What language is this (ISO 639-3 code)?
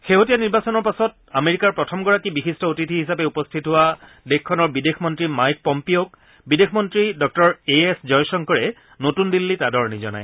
asm